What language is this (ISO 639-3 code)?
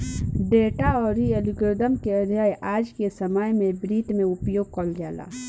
bho